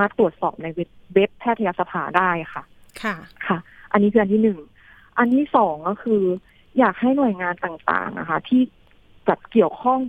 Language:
Thai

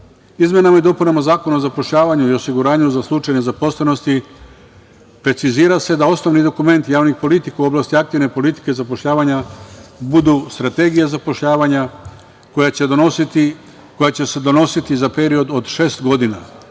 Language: Serbian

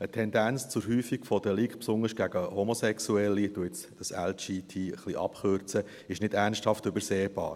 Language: Swiss German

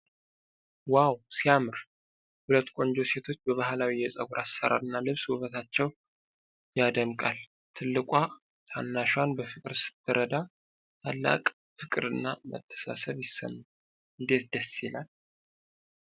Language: Amharic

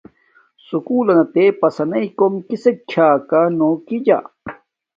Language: Domaaki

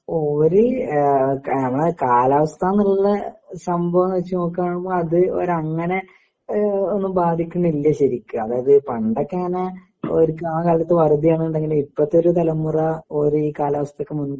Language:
Malayalam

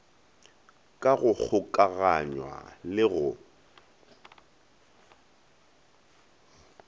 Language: Northern Sotho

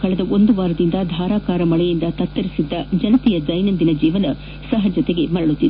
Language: Kannada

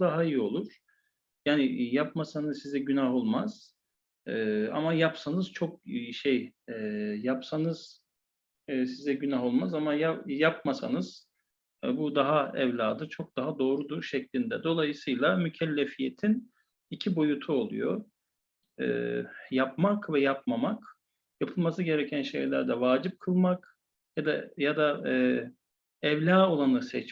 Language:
Turkish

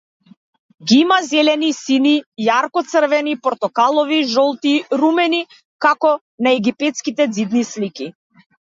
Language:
Macedonian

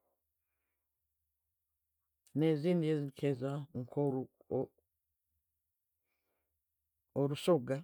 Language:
Tooro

